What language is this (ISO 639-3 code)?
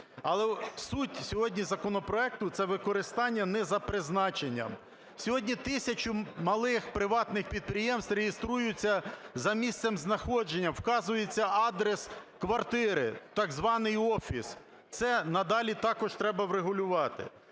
ukr